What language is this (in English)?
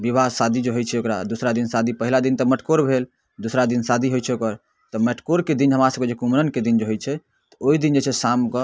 Maithili